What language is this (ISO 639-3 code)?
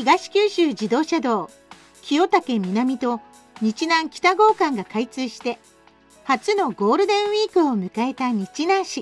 jpn